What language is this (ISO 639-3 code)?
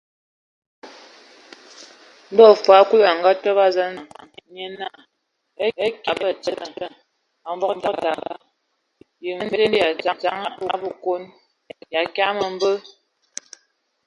ewo